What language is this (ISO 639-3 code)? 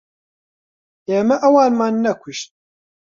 ckb